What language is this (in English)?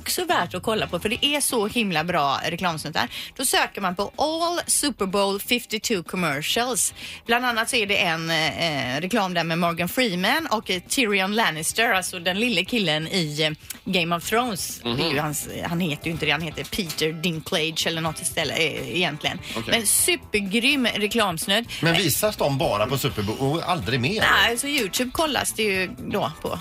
Swedish